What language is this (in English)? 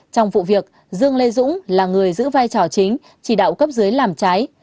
Vietnamese